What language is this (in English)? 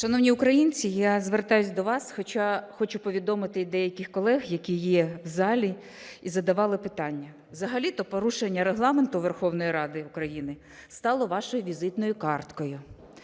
Ukrainian